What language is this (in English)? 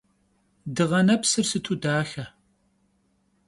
Kabardian